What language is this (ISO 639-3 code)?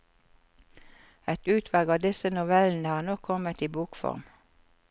nor